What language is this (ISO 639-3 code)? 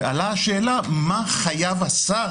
heb